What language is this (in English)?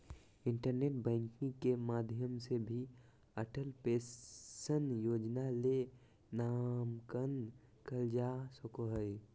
Magahi